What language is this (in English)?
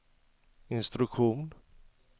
Swedish